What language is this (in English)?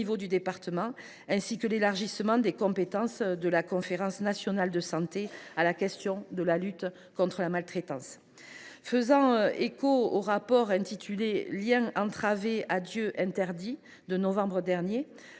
French